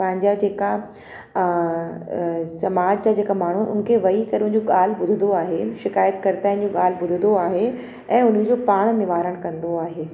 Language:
Sindhi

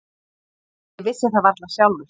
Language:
Icelandic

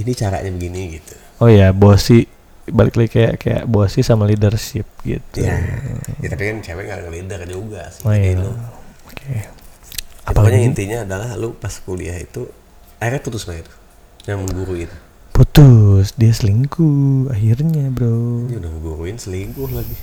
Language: Indonesian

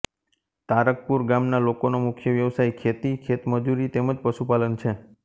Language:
Gujarati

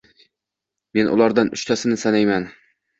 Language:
Uzbek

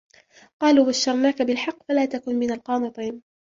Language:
Arabic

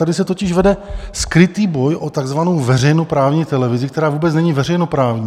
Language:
Czech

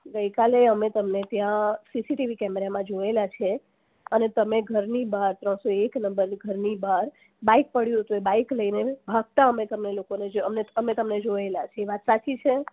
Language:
Gujarati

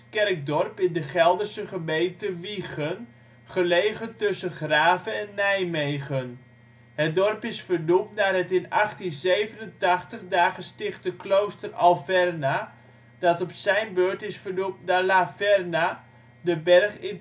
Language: Dutch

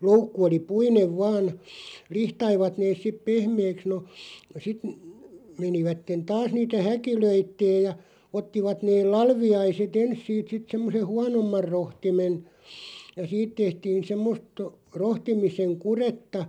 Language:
Finnish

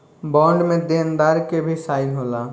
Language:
Bhojpuri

